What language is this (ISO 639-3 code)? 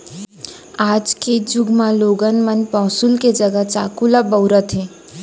hne